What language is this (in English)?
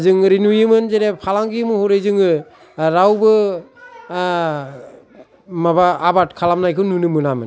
Bodo